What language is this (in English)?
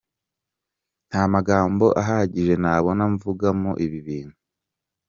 Kinyarwanda